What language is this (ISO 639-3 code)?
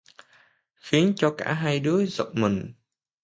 vie